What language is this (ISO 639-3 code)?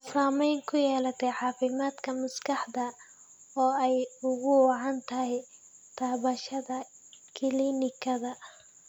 som